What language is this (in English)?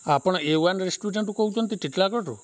Odia